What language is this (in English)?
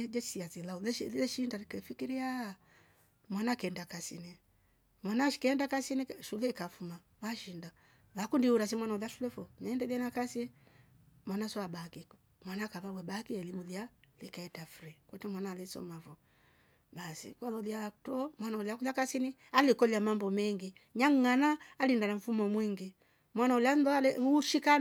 Rombo